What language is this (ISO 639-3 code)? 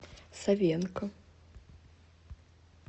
rus